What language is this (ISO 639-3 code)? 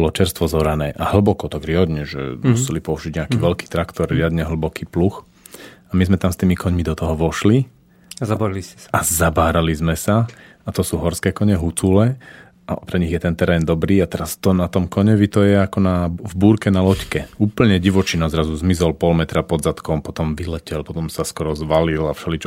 slk